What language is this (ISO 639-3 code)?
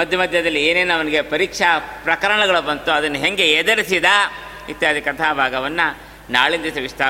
kan